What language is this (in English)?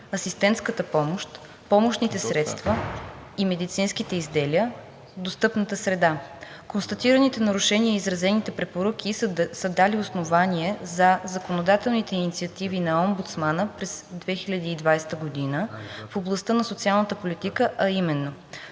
Bulgarian